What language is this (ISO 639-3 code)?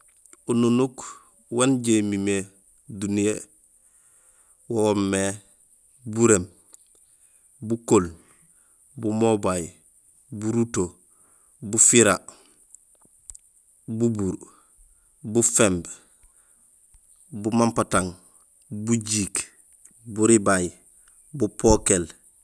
gsl